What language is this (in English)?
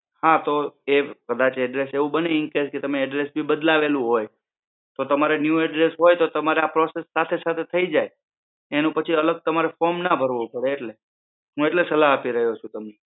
Gujarati